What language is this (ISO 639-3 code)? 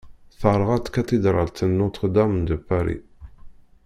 kab